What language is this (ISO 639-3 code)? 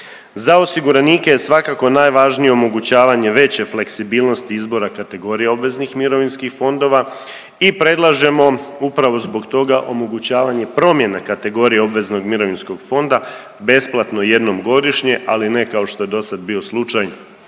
hrv